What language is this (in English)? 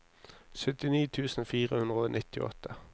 Norwegian